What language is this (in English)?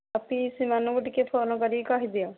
Odia